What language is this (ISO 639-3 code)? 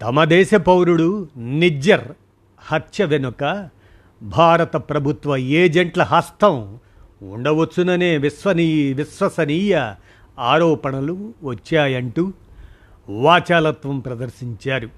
tel